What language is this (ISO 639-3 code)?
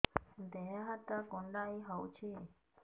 ori